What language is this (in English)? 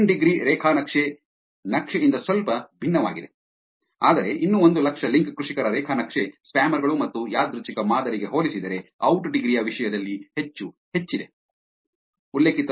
Kannada